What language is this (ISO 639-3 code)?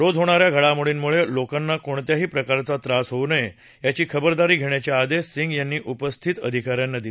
mar